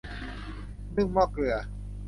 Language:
Thai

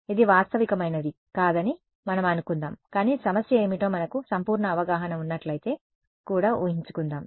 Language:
Telugu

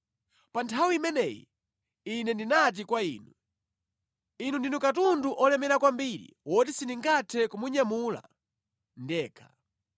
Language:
Nyanja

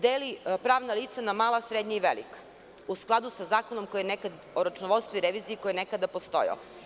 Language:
Serbian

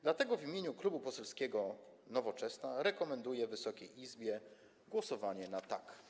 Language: Polish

